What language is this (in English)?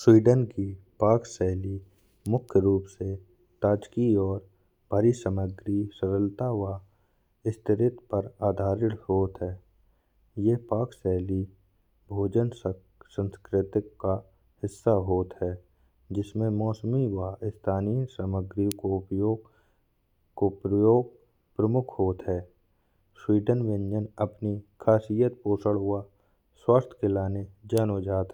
Bundeli